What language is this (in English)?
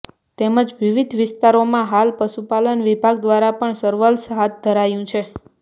Gujarati